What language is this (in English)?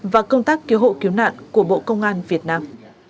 Vietnamese